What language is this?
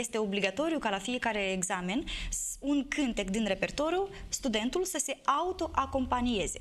Romanian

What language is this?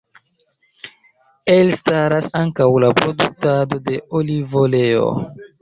Esperanto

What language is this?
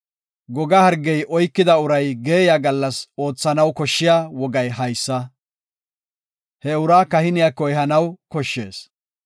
Gofa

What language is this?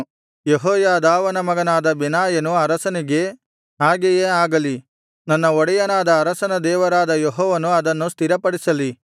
Kannada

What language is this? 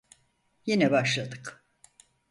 Turkish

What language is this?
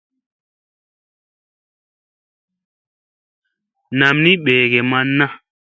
Musey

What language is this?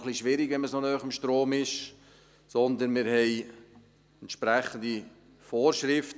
Swiss German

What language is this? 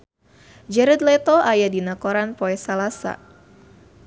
Sundanese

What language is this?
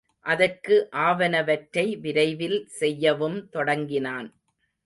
Tamil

